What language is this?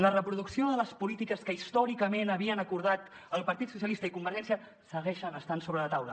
Catalan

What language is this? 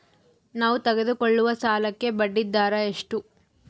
Kannada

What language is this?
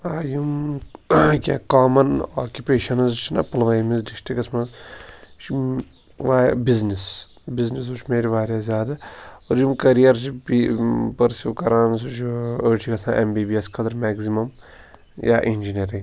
Kashmiri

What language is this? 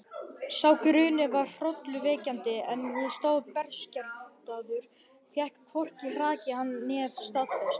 Icelandic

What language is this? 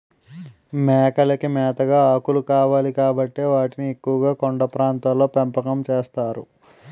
Telugu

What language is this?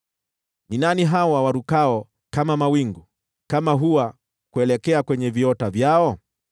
Swahili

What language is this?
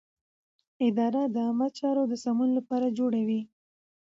Pashto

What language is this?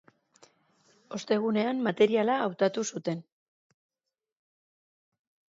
Basque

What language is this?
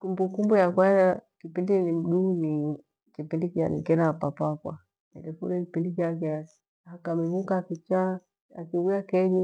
Gweno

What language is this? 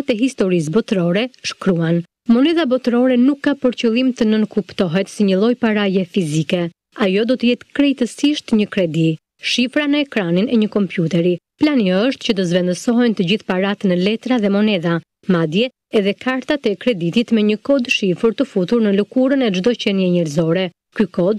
Romanian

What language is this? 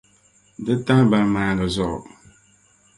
Dagbani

